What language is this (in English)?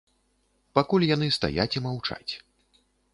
Belarusian